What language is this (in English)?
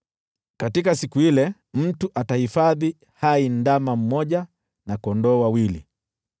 Swahili